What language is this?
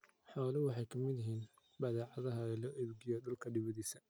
Somali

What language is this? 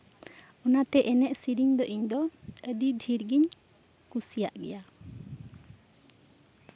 Santali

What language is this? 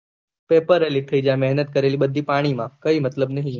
Gujarati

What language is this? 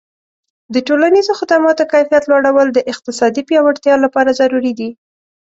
Pashto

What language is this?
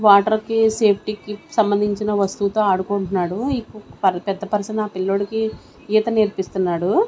Telugu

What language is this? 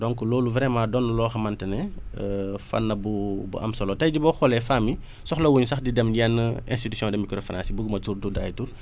Wolof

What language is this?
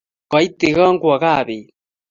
Kalenjin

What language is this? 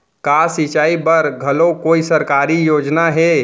Chhattisgarhi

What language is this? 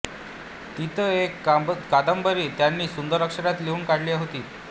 Marathi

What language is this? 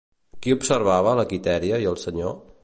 Catalan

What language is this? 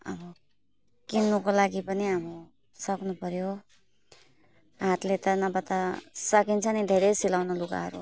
Nepali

